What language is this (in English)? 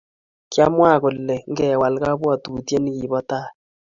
Kalenjin